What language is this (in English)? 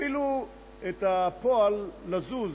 Hebrew